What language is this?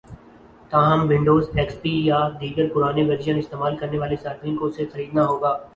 Urdu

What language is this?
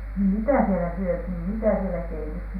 Finnish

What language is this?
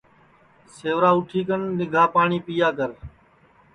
Sansi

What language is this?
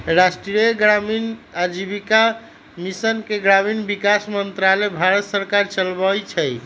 Magahi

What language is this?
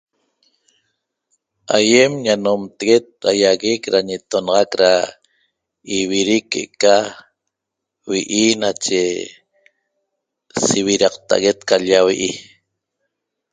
Toba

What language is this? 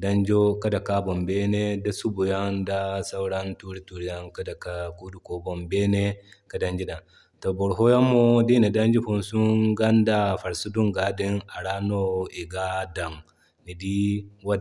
Zarma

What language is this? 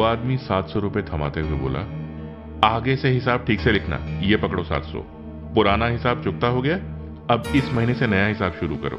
Hindi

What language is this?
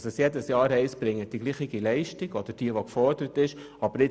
Swiss German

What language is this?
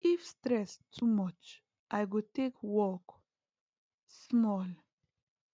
Nigerian Pidgin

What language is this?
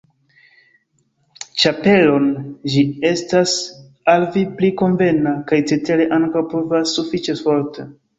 Esperanto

